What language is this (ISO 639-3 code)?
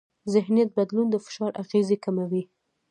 pus